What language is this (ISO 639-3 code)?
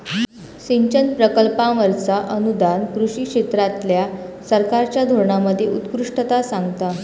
mar